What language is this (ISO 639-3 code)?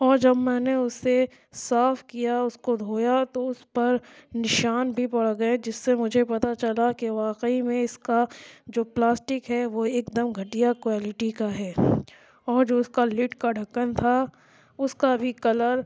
urd